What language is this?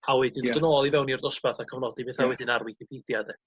Welsh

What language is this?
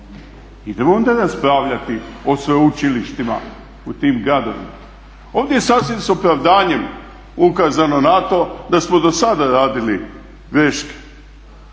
Croatian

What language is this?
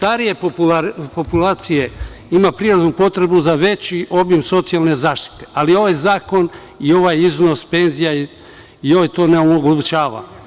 Serbian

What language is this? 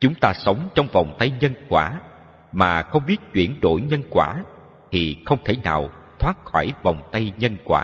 Vietnamese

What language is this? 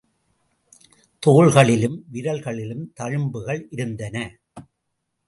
Tamil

